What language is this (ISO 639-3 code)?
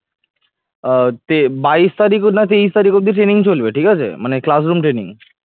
ben